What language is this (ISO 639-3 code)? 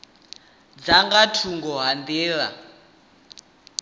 ven